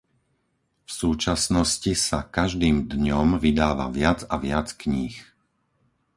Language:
Slovak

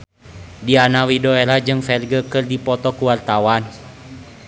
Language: Sundanese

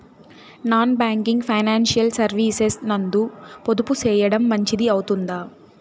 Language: Telugu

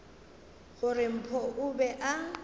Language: Northern Sotho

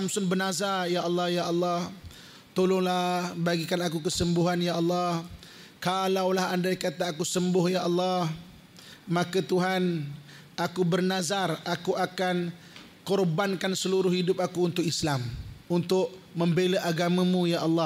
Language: Malay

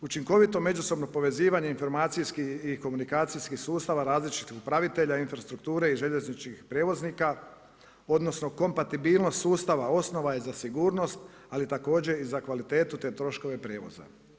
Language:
Croatian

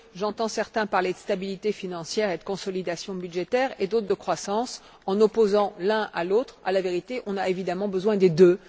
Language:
French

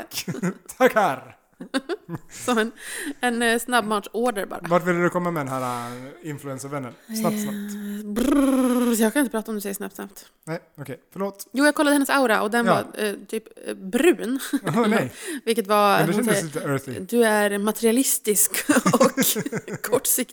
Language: Swedish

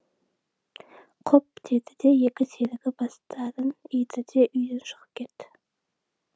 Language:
Kazakh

